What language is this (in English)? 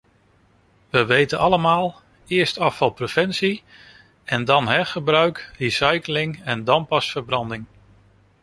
Dutch